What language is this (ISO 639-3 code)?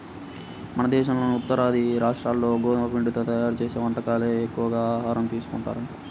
tel